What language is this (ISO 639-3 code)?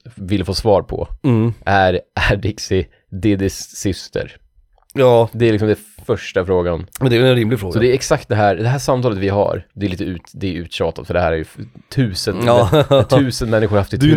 swe